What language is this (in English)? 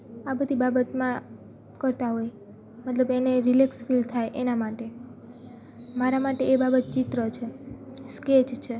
Gujarati